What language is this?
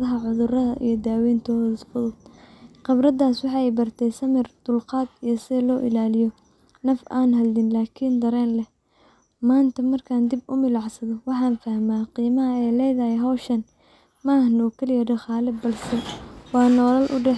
Somali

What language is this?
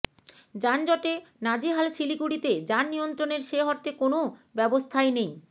Bangla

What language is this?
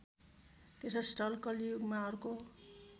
Nepali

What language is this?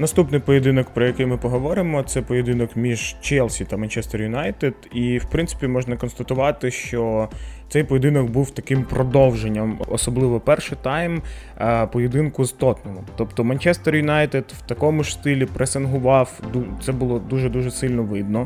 Ukrainian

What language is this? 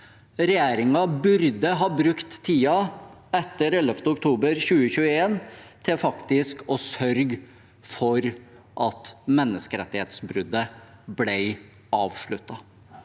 Norwegian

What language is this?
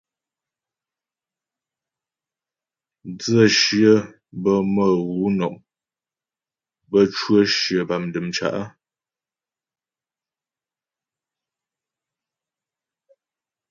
Ghomala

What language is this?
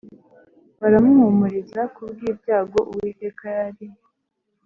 Kinyarwanda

